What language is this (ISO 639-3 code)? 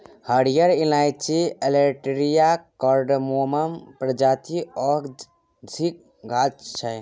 mai